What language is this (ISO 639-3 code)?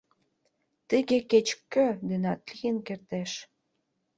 chm